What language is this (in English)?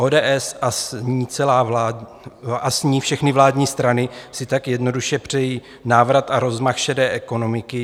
Czech